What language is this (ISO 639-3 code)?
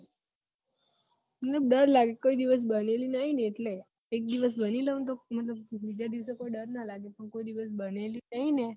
guj